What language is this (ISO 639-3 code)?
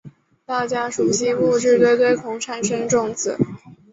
zho